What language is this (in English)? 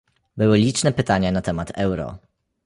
Polish